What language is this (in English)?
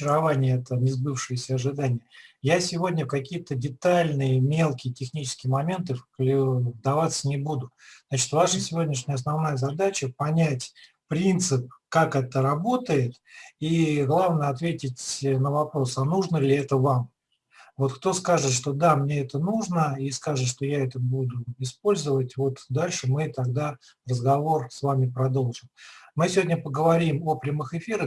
Russian